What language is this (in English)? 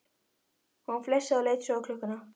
Icelandic